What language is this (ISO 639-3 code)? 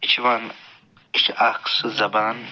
kas